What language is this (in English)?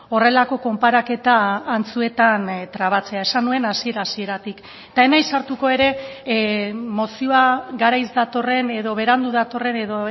Basque